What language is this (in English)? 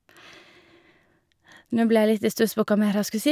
Norwegian